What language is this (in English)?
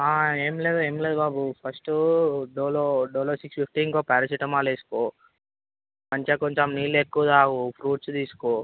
Telugu